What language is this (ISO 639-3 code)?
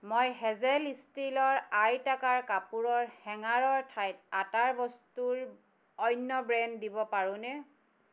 asm